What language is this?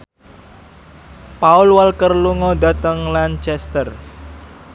Javanese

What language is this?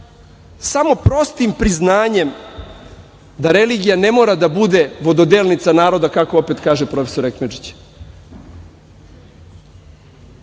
Serbian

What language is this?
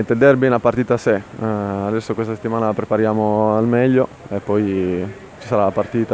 Italian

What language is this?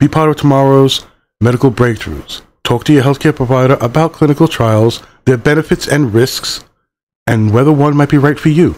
English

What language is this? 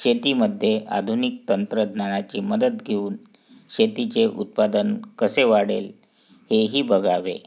Marathi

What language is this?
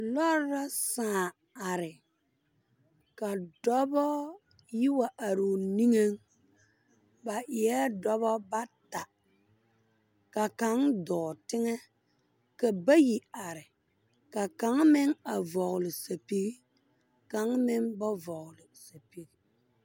Southern Dagaare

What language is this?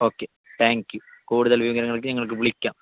Malayalam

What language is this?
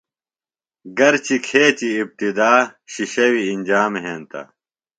Phalura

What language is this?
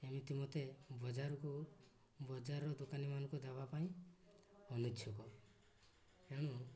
Odia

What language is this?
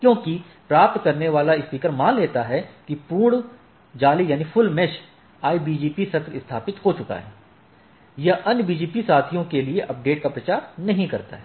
Hindi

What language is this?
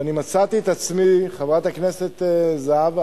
Hebrew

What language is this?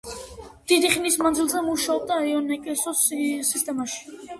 Georgian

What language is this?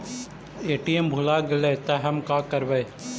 Magahi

